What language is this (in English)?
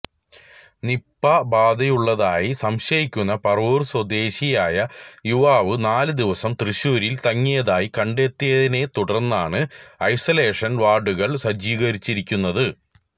Malayalam